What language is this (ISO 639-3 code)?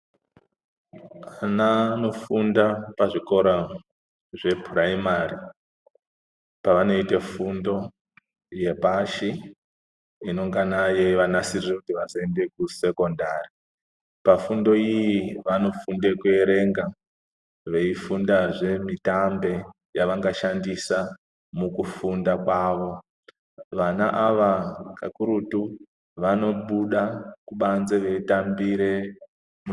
ndc